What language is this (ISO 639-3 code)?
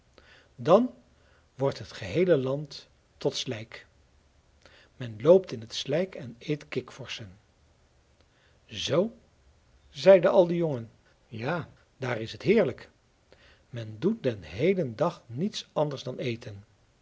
nld